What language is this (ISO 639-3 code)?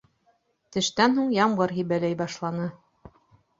bak